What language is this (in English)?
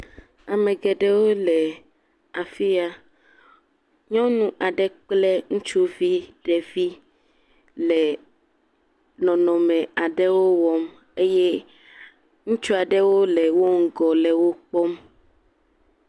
Ewe